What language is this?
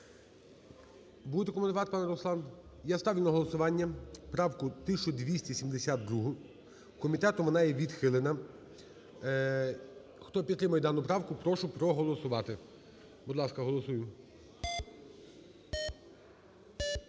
Ukrainian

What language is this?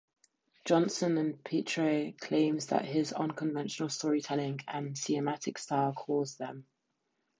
English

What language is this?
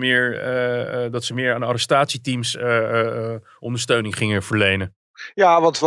Dutch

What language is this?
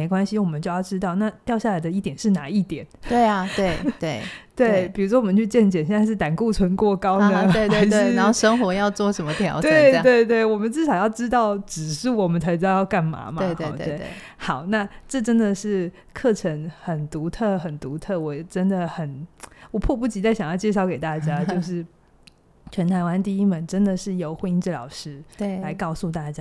Chinese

